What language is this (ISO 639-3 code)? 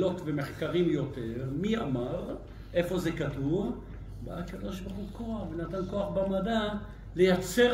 heb